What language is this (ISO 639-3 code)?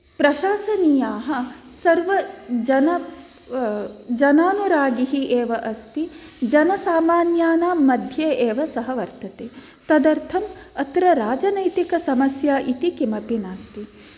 san